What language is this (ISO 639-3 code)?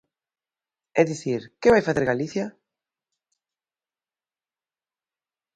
glg